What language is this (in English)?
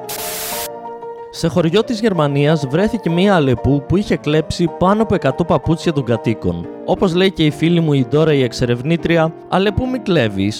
Greek